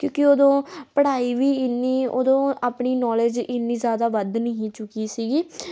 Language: Punjabi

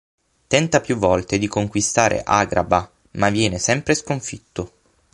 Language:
Italian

